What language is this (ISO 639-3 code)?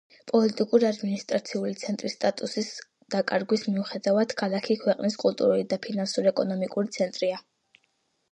kat